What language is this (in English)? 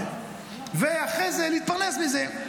Hebrew